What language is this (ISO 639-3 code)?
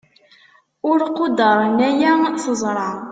kab